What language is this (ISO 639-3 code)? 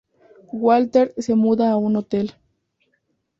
spa